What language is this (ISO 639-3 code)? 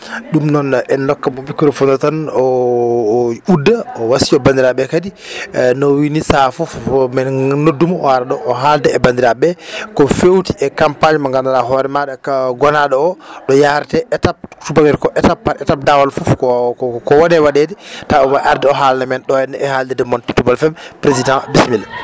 ful